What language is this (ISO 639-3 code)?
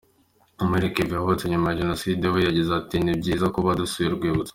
kin